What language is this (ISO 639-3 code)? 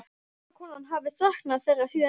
isl